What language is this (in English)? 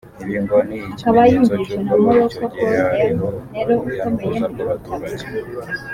Kinyarwanda